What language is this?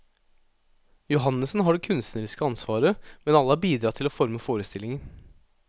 Norwegian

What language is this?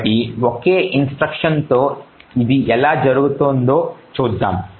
Telugu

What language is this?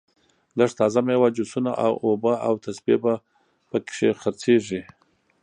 Pashto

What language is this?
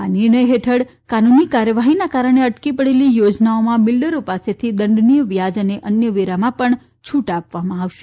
Gujarati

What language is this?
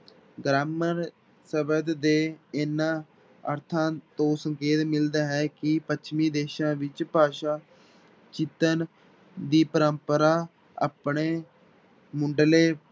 Punjabi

